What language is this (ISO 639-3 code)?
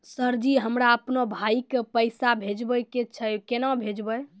mai